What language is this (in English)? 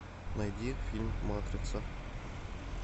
Russian